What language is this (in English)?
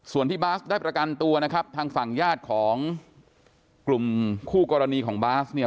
Thai